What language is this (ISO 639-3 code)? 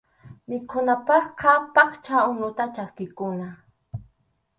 qxu